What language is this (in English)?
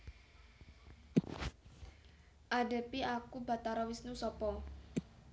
Javanese